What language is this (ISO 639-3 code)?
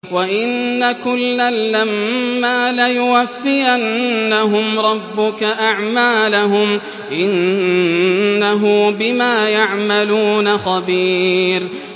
ara